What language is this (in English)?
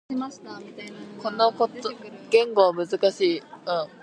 Japanese